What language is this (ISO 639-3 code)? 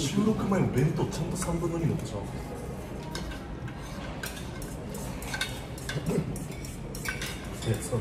jpn